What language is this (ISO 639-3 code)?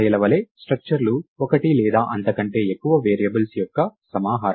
tel